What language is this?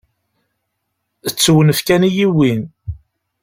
Kabyle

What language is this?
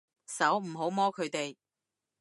Cantonese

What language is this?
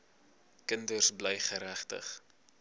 Afrikaans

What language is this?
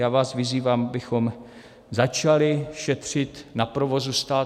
Czech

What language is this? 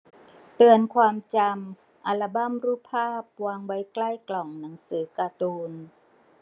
Thai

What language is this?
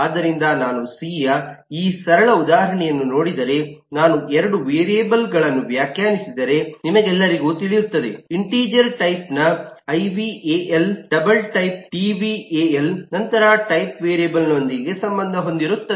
Kannada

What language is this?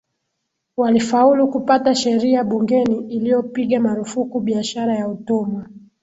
Swahili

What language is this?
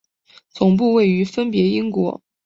Chinese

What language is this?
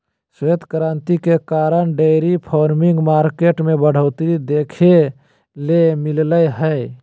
Magahi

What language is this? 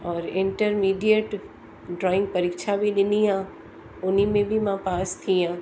Sindhi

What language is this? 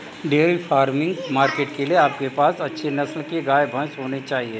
Hindi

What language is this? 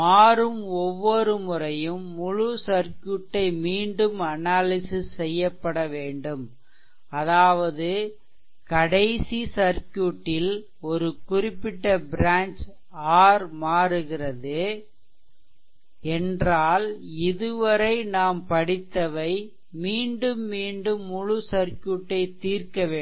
Tamil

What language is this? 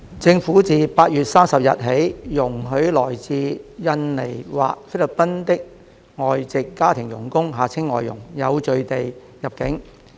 Cantonese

